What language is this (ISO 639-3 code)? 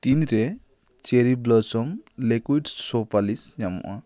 sat